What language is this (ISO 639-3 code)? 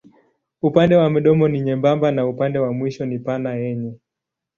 swa